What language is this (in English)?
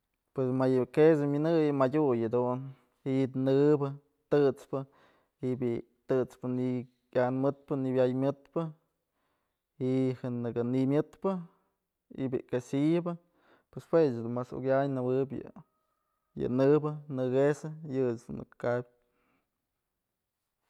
Mazatlán Mixe